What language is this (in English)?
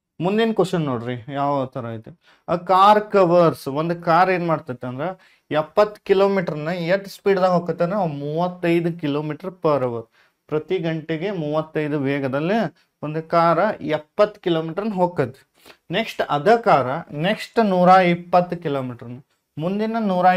Kannada